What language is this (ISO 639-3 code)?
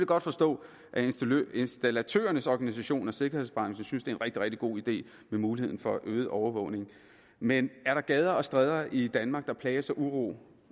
dan